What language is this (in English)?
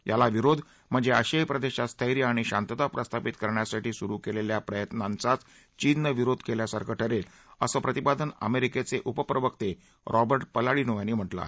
Marathi